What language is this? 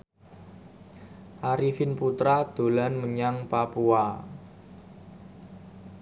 Javanese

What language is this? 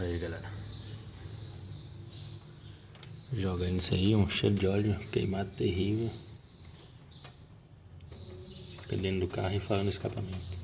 Portuguese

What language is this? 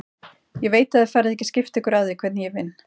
Icelandic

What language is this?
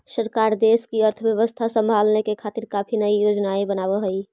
Magahi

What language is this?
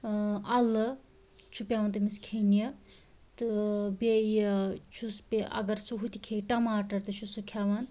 Kashmiri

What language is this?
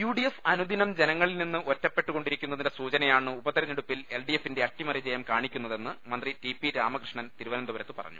Malayalam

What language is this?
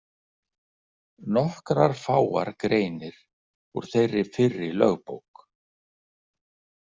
Icelandic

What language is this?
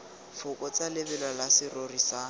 Tswana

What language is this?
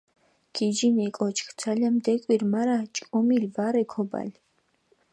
Mingrelian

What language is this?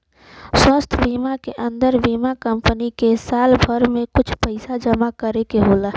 Bhojpuri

